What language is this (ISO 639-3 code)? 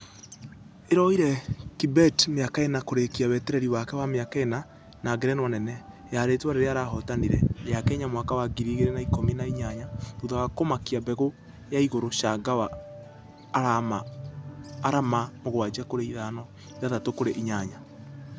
kik